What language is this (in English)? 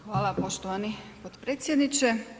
Croatian